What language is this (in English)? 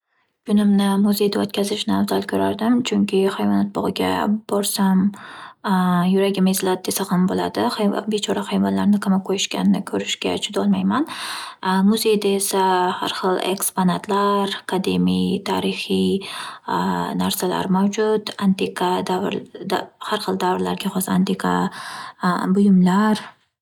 Uzbek